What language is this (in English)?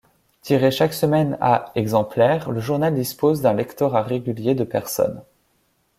French